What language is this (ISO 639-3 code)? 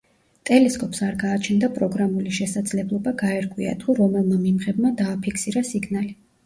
kat